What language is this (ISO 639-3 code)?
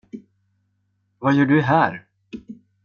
swe